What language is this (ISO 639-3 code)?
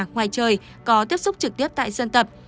vie